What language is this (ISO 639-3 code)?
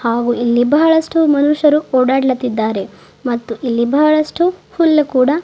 kan